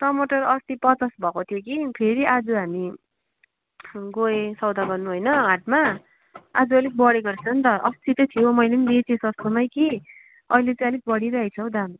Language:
Nepali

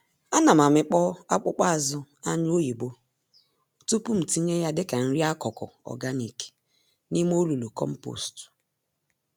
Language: Igbo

